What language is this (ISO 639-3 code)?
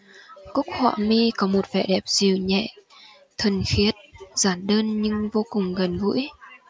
vie